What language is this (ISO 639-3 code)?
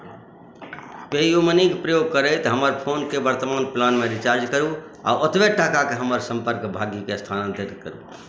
mai